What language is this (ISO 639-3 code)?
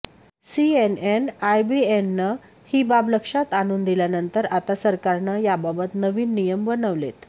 mar